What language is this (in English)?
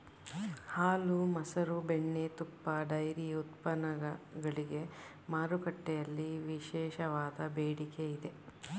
Kannada